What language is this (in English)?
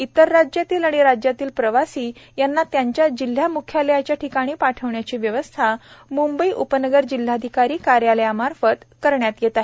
Marathi